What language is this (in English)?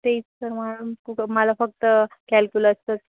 Marathi